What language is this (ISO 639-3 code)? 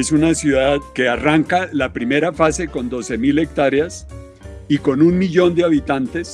spa